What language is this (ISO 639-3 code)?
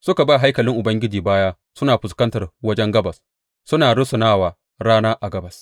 hau